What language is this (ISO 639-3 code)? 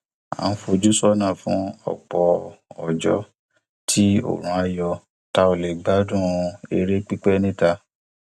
yor